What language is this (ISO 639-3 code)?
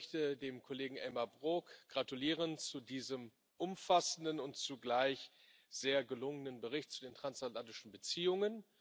deu